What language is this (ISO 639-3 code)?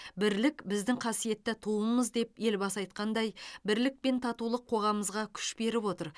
kaz